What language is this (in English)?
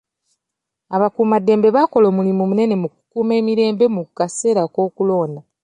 Ganda